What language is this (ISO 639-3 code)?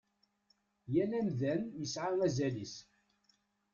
kab